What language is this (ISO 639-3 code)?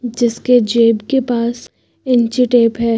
hin